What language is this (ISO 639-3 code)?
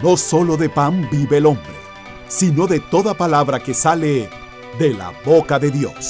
spa